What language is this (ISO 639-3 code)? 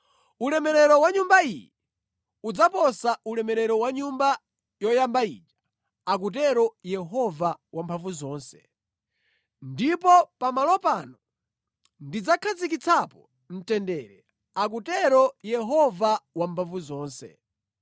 nya